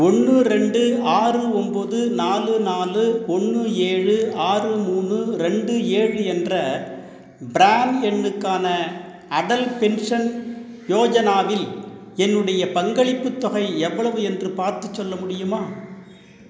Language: Tamil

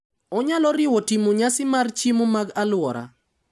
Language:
Luo (Kenya and Tanzania)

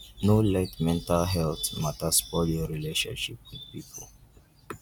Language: Nigerian Pidgin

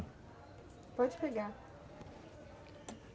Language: Portuguese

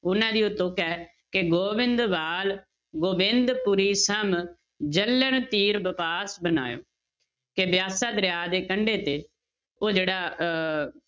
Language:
Punjabi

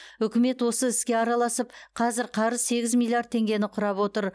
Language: Kazakh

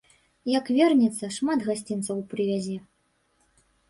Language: Belarusian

